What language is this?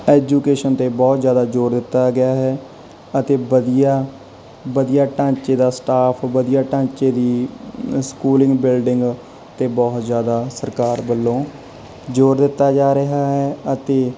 Punjabi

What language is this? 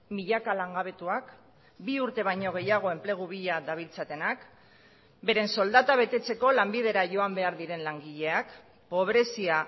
Basque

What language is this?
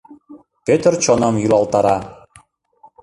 Mari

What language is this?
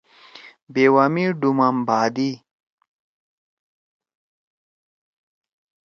Torwali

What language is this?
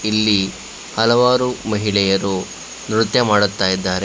Kannada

